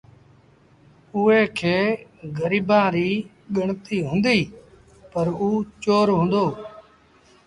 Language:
Sindhi Bhil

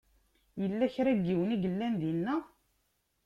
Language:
Kabyle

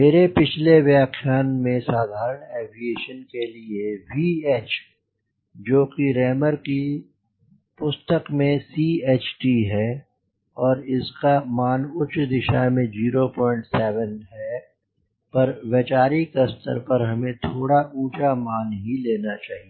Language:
Hindi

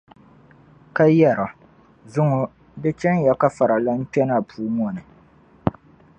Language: Dagbani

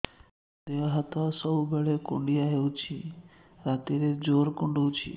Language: Odia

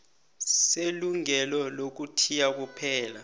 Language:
South Ndebele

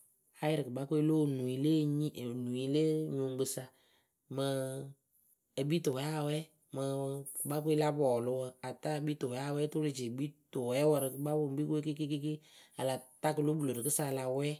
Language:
Akebu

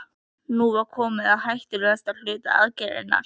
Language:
Icelandic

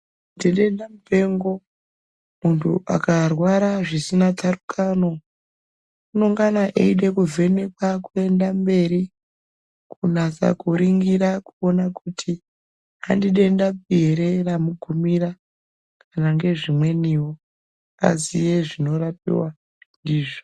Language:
Ndau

